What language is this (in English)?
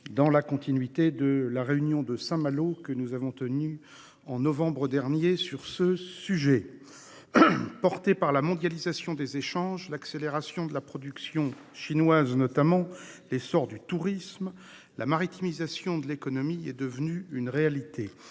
French